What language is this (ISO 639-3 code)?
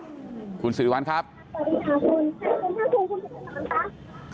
tha